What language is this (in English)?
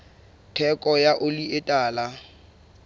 Southern Sotho